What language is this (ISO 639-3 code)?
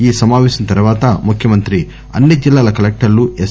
tel